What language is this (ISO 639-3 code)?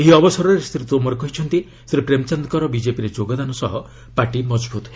ori